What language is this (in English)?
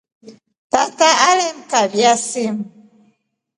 Rombo